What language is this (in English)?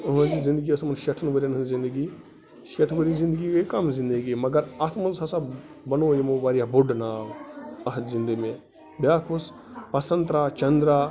Kashmiri